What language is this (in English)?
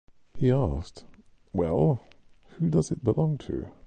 English